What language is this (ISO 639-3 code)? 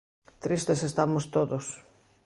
glg